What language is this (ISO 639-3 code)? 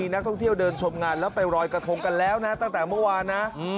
tha